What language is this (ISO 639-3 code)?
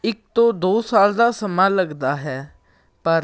pan